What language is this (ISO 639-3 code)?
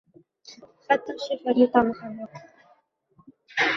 uzb